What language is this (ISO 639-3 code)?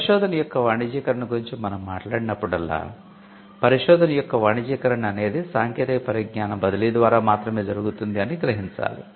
tel